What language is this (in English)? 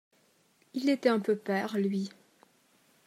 French